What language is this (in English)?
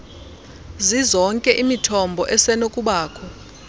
Xhosa